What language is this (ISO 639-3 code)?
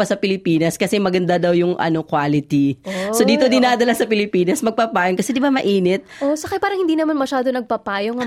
fil